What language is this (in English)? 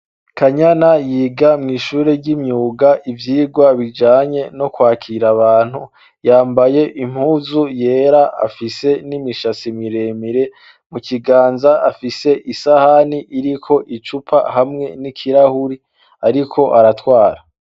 Rundi